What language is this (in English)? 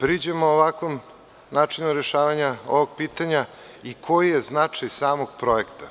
Serbian